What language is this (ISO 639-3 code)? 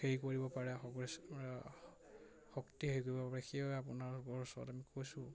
asm